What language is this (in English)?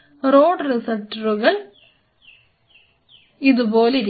Malayalam